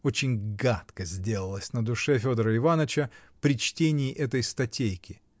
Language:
Russian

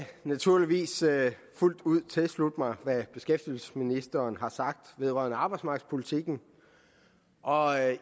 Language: Danish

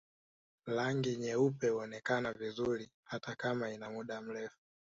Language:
Swahili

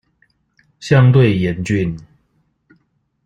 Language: Chinese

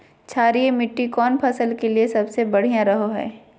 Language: Magahi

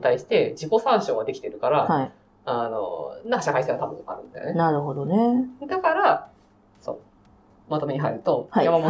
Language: Japanese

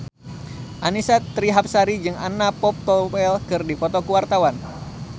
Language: Sundanese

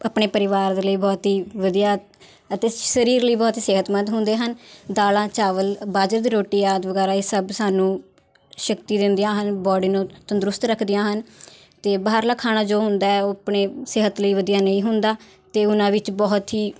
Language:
Punjabi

